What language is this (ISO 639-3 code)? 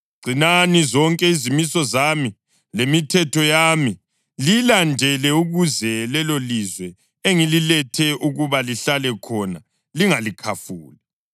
nde